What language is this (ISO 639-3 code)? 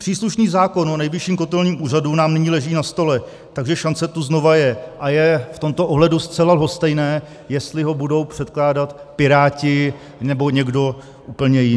ces